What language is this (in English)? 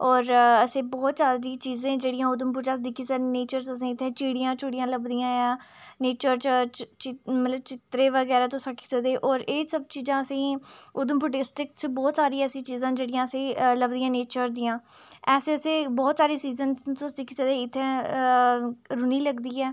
Dogri